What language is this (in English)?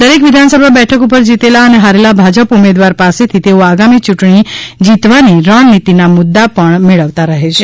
Gujarati